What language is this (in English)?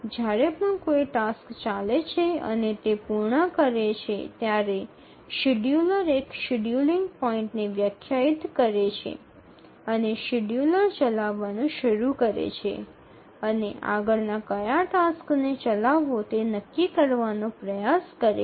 Gujarati